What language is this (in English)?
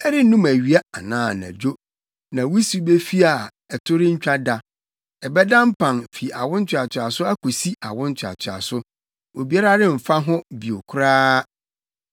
Akan